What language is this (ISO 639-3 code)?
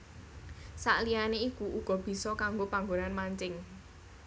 jav